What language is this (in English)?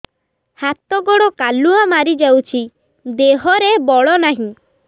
Odia